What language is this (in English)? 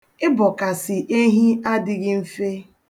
Igbo